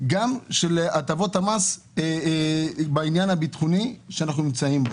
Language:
Hebrew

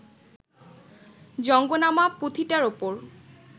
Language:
Bangla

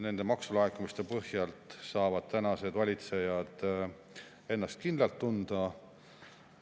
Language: Estonian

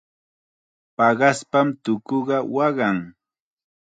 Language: Chiquián Ancash Quechua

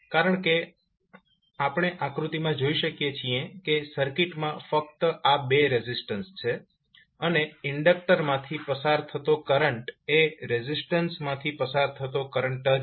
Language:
Gujarati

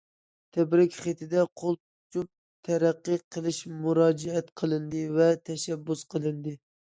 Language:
Uyghur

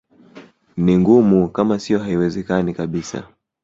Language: Swahili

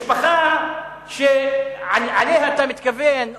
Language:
Hebrew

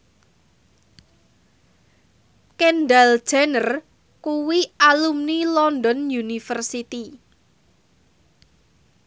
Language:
Javanese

